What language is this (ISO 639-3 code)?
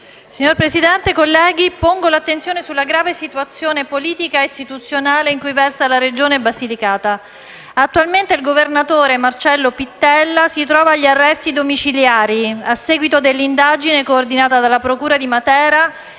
ita